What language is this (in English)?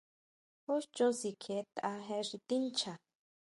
Huautla Mazatec